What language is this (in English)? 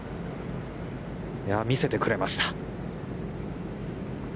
Japanese